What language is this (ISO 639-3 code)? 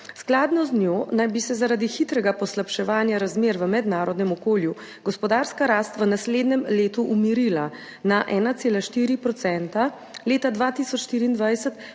slv